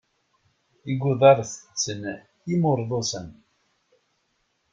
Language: Kabyle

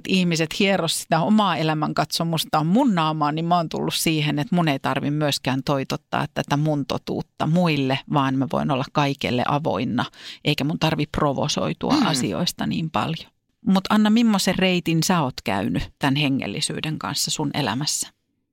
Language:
Finnish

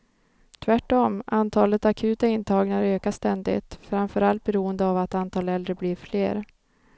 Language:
Swedish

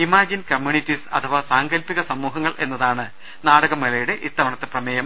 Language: Malayalam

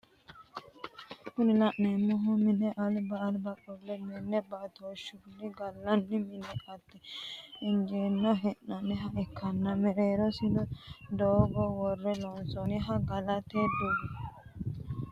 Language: Sidamo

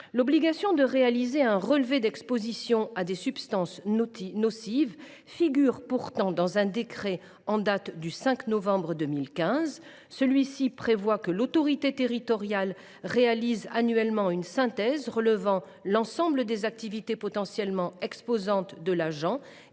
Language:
French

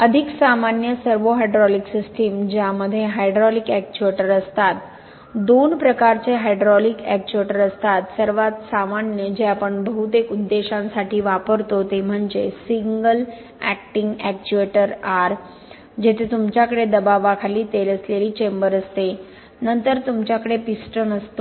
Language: Marathi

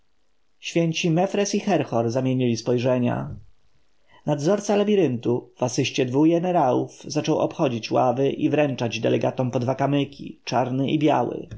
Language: Polish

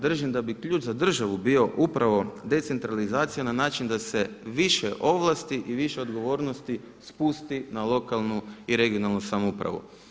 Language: Croatian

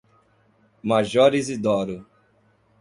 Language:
Portuguese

